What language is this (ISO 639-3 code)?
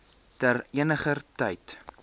afr